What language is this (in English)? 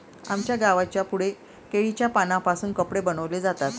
Marathi